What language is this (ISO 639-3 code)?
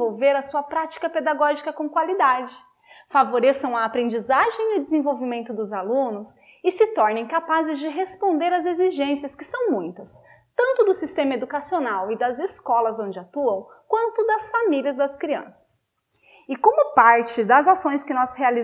por